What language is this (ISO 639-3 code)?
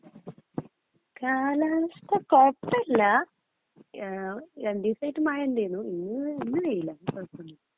mal